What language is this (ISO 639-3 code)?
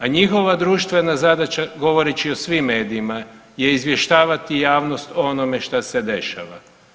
hrv